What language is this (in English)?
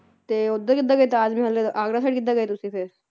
Punjabi